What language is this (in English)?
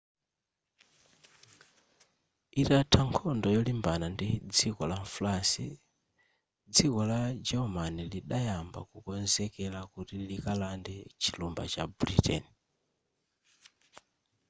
Nyanja